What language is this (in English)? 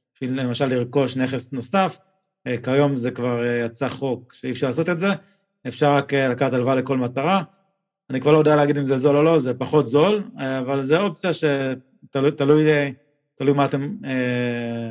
Hebrew